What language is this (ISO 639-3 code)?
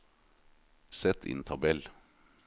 nor